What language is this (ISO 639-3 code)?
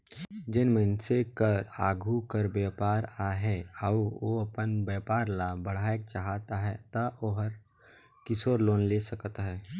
hne